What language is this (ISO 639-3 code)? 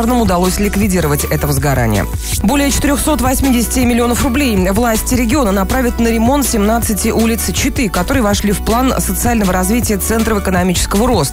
rus